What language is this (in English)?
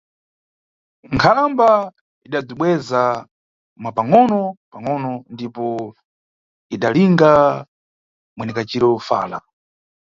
Nyungwe